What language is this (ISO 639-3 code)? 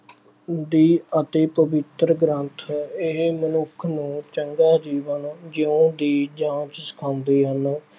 pan